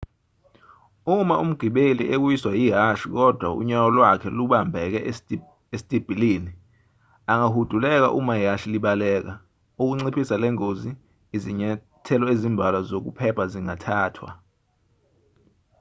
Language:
Zulu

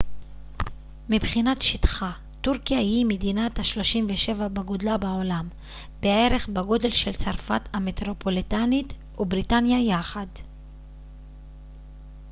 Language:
Hebrew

